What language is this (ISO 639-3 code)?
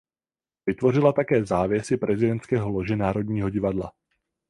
ces